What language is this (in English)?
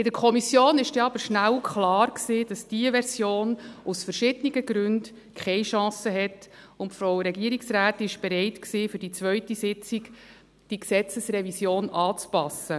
Swiss German